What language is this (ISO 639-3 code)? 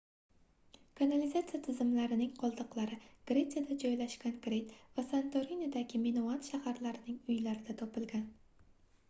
uzb